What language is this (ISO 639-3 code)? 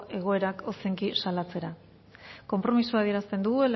eus